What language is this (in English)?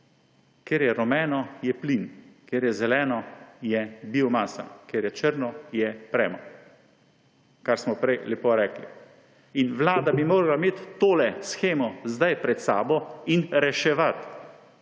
Slovenian